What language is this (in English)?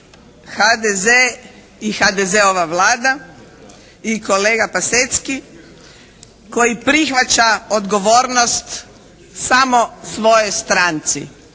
Croatian